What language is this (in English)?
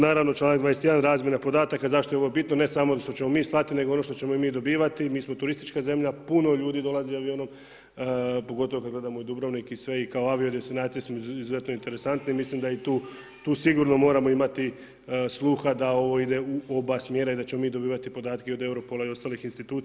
Croatian